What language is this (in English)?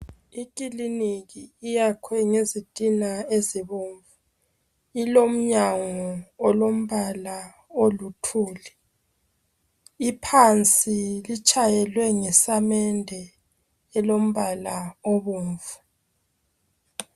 North Ndebele